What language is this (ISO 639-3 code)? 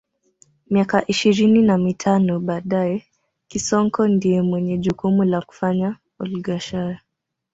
swa